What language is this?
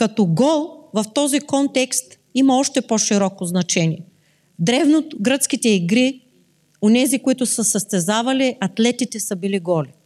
Bulgarian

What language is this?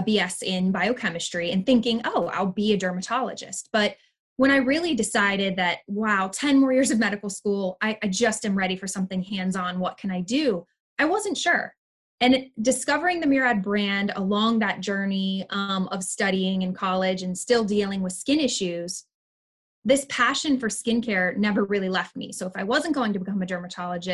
English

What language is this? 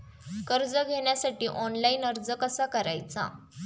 Marathi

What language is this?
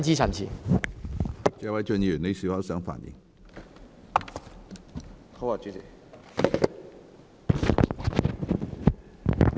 Cantonese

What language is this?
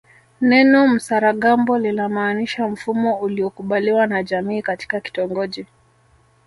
Swahili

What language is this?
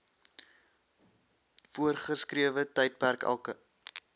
Afrikaans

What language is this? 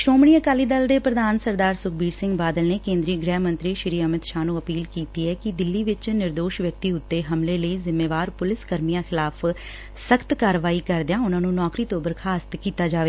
Punjabi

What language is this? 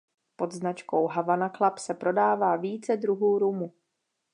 Czech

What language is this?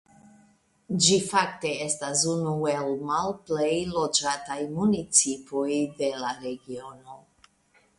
Esperanto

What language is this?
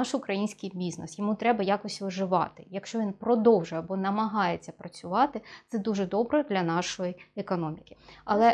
Ukrainian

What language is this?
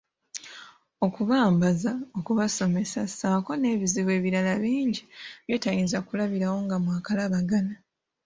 Ganda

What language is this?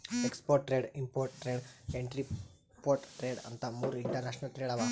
Kannada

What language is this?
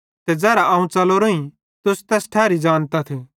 Bhadrawahi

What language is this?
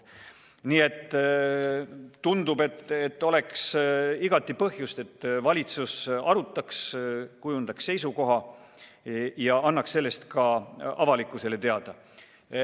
Estonian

